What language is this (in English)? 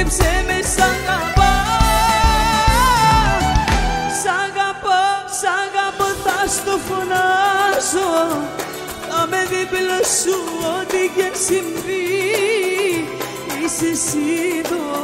Greek